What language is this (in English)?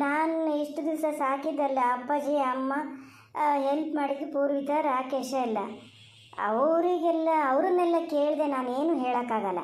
Kannada